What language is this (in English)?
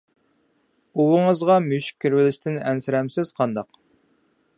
Uyghur